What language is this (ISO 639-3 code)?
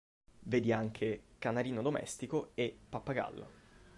ita